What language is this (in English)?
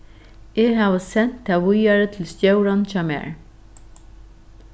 Faroese